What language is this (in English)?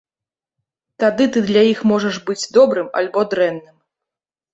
Belarusian